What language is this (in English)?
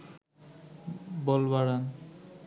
Bangla